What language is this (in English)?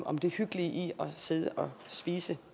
Danish